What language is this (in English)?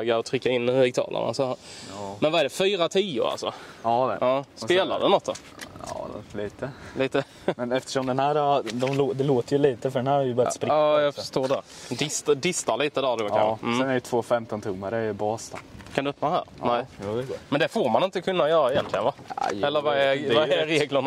Swedish